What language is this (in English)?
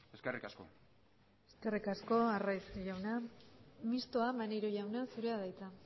Basque